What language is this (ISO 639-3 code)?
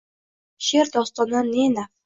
uzb